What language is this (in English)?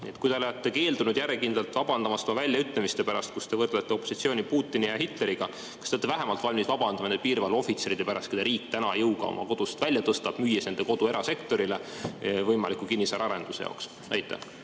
Estonian